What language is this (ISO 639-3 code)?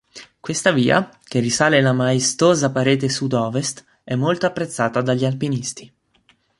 ita